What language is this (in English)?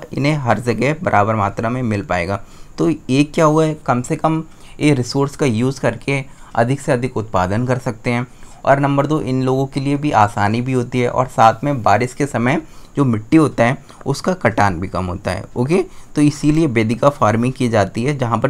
Hindi